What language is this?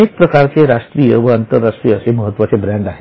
Marathi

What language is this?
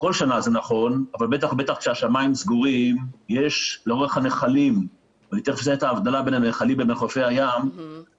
Hebrew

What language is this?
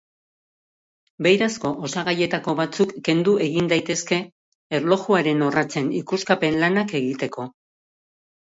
Basque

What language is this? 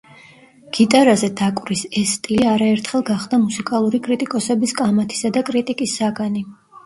Georgian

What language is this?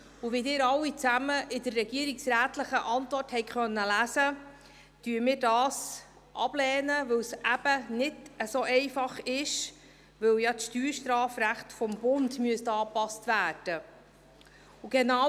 Swiss German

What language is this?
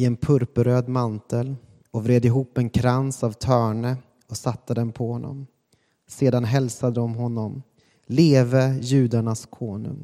Swedish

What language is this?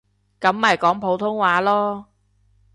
Cantonese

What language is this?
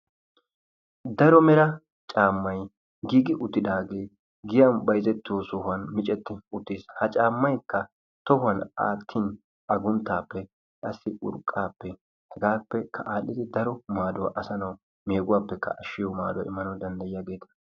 Wolaytta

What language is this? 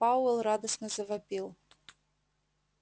Russian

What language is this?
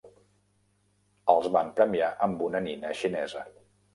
Catalan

